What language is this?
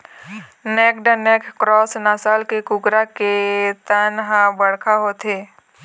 Chhattisgarhi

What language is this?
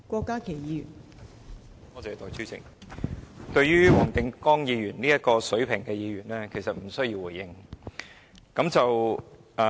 Cantonese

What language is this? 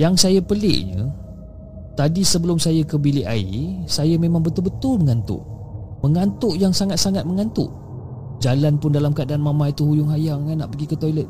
Malay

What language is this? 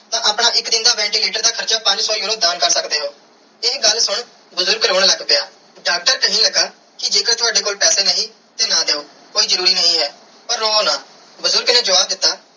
Punjabi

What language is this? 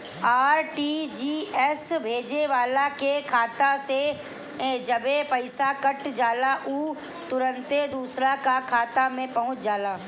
Bhojpuri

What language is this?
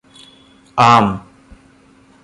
Malayalam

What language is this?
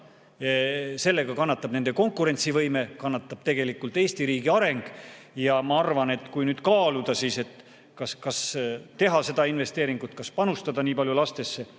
Estonian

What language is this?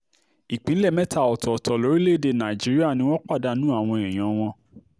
Yoruba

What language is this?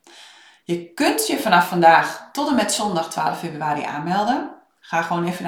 Dutch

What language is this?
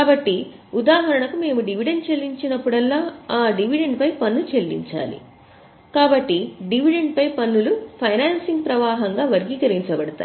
Telugu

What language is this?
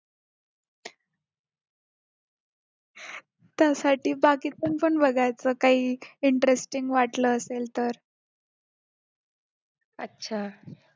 Marathi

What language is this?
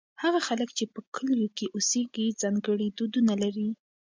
Pashto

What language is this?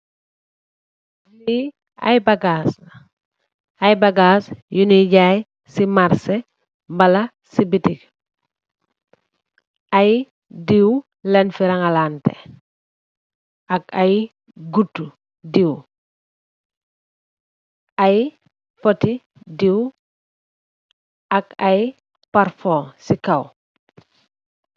Wolof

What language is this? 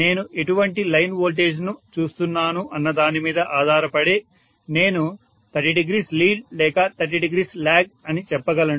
Telugu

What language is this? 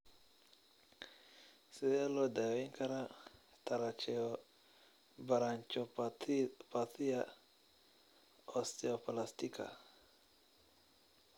Somali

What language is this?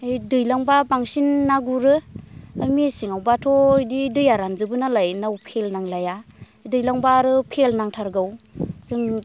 Bodo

